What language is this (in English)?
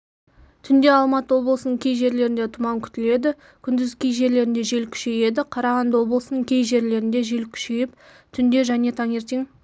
Kazakh